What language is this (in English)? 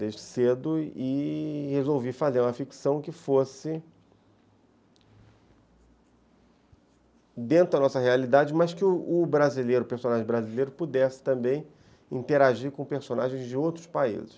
Portuguese